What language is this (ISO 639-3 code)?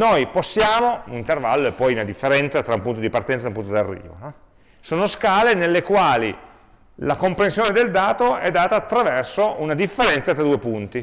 ita